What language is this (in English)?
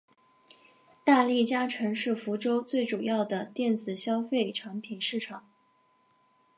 Chinese